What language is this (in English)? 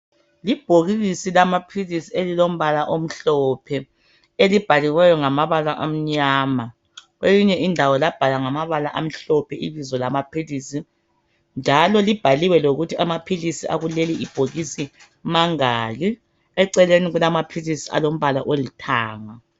North Ndebele